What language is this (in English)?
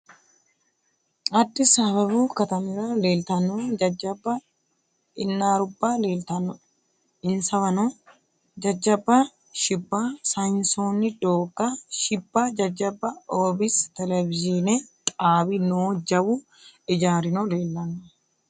Sidamo